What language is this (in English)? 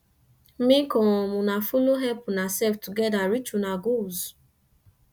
Nigerian Pidgin